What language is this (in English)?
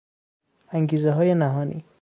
Persian